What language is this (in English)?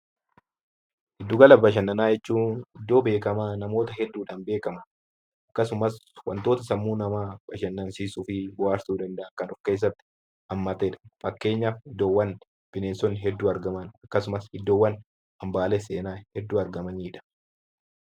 Oromo